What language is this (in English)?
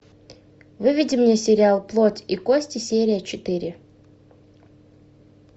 Russian